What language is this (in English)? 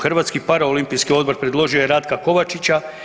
Croatian